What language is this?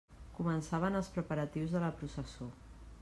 Catalan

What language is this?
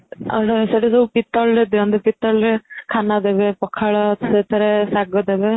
Odia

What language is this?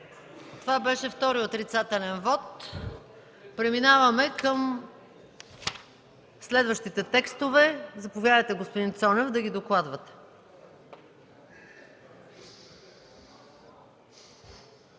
Bulgarian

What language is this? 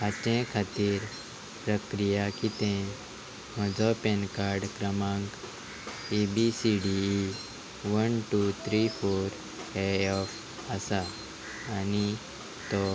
Konkani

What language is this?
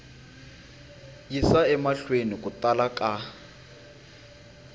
Tsonga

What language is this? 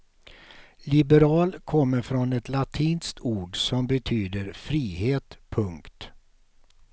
Swedish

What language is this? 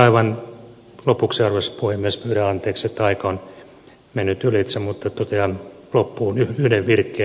Finnish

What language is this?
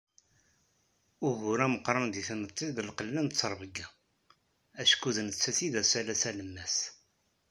Kabyle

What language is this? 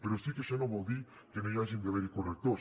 Catalan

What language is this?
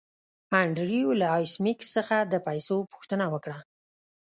Pashto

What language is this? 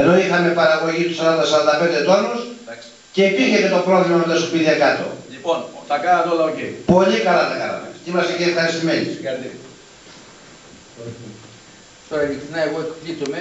Greek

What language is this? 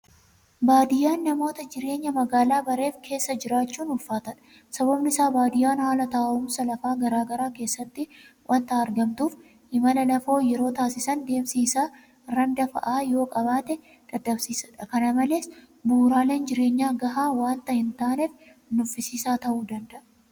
Oromo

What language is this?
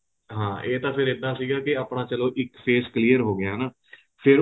Punjabi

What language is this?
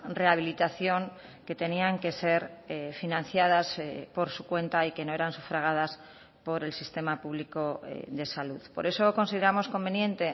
Spanish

